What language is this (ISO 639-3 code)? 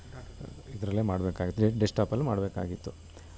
kan